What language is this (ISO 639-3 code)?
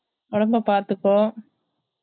tam